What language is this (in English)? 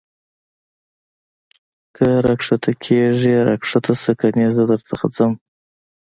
Pashto